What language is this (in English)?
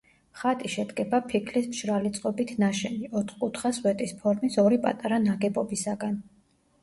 Georgian